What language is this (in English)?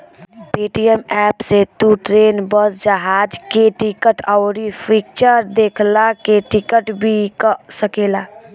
Bhojpuri